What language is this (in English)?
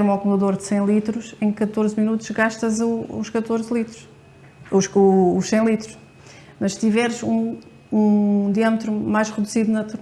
Portuguese